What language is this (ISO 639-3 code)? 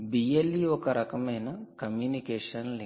tel